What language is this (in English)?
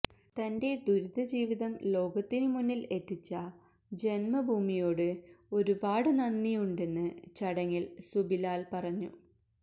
Malayalam